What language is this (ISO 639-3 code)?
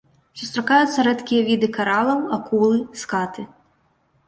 bel